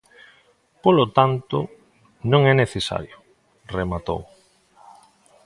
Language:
Galician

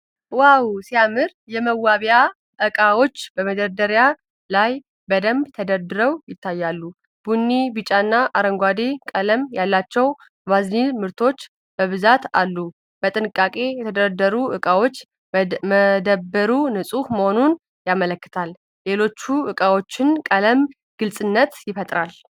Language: Amharic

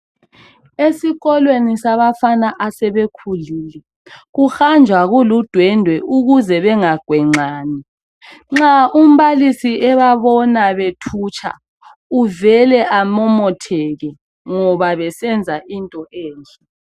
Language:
North Ndebele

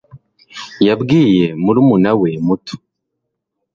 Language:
Kinyarwanda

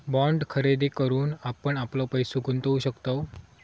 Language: Marathi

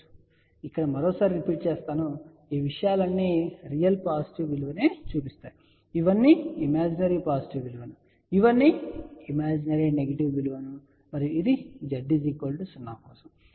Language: Telugu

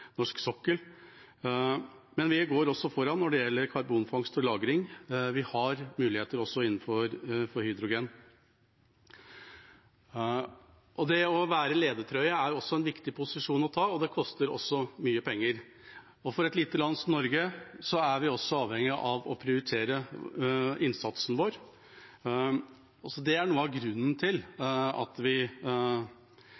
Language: Norwegian Bokmål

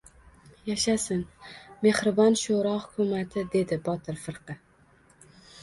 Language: Uzbek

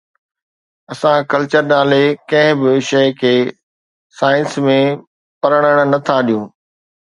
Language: Sindhi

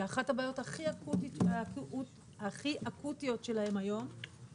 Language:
Hebrew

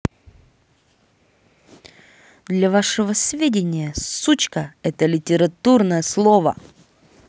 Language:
Russian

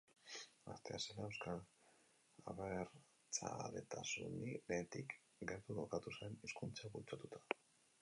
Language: Basque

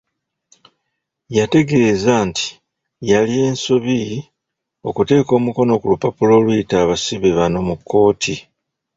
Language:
Ganda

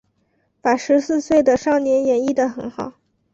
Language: Chinese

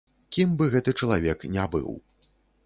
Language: Belarusian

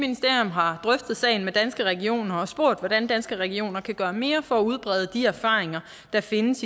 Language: Danish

